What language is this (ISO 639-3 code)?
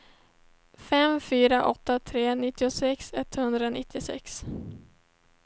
swe